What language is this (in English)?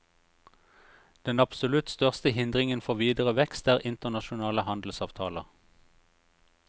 Norwegian